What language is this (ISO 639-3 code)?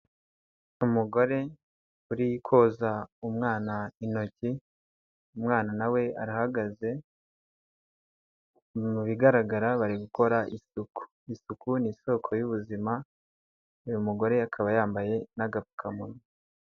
kin